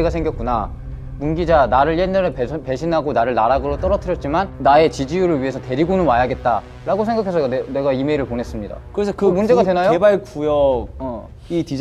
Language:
Korean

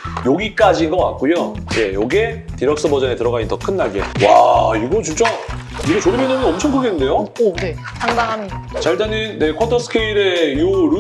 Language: Korean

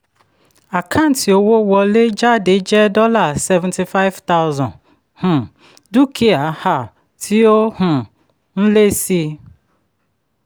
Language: Yoruba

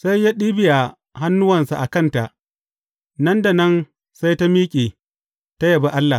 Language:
Hausa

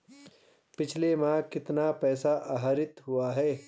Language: Hindi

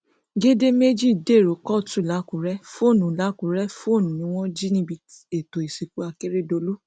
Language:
Yoruba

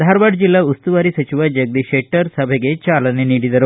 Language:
Kannada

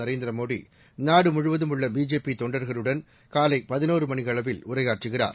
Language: Tamil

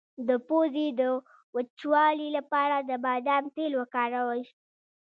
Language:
Pashto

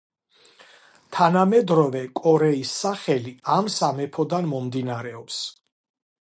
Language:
Georgian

